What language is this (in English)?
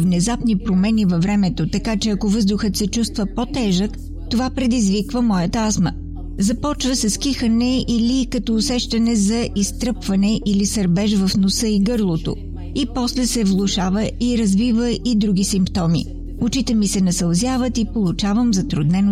Bulgarian